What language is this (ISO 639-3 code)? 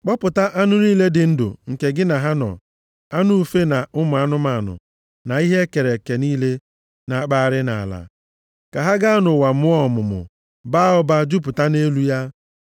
ibo